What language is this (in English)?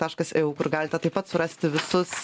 Lithuanian